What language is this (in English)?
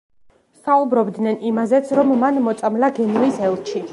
Georgian